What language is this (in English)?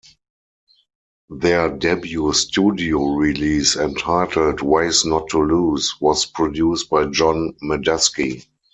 English